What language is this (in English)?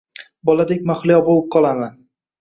Uzbek